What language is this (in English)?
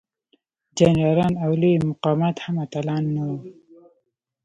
Pashto